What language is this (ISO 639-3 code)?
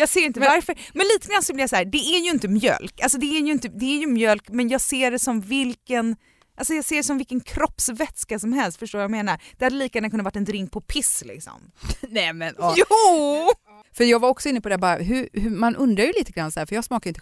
swe